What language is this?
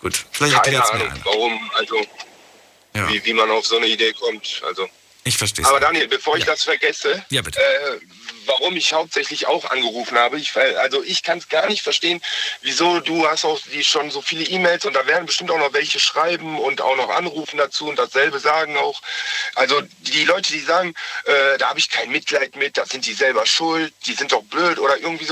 German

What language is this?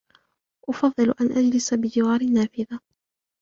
Arabic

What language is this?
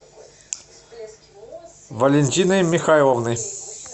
Russian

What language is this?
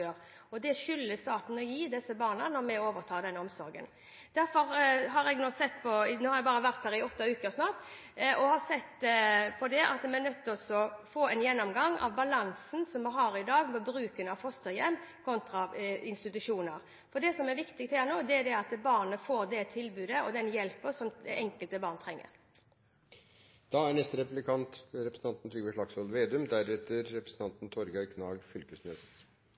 Norwegian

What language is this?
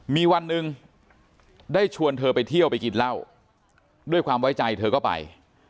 Thai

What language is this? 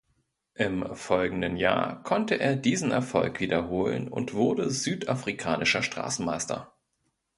German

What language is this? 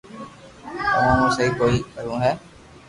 Loarki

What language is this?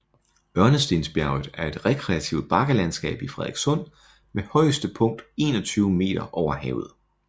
Danish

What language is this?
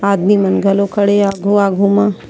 Chhattisgarhi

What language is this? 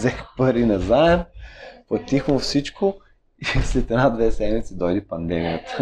Bulgarian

